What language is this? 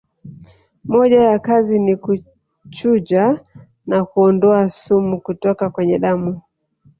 Swahili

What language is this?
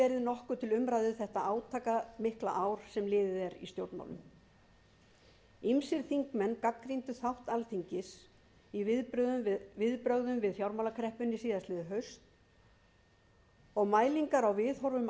Icelandic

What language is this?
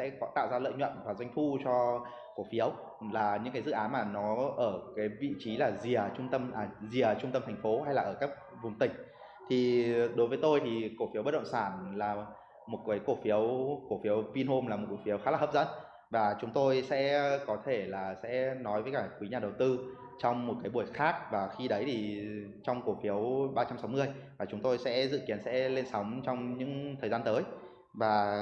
Vietnamese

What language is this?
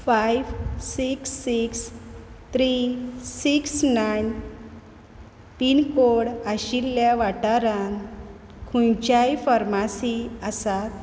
Konkani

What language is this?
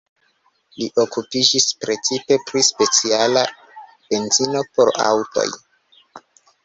Esperanto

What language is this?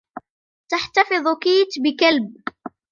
Arabic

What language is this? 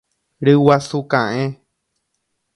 Guarani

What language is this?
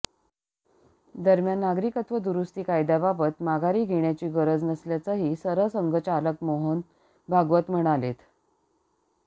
Marathi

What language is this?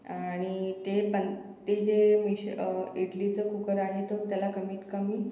Marathi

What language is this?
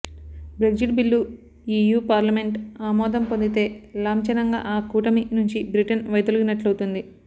Telugu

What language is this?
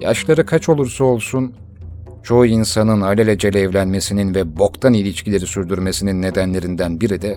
Turkish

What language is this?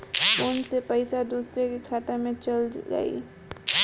Bhojpuri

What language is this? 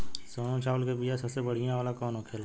Bhojpuri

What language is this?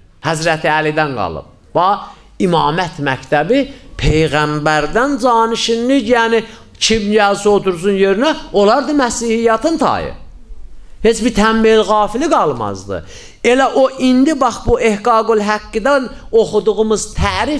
Turkish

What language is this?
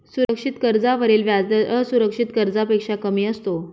Marathi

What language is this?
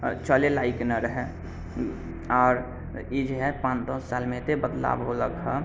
Maithili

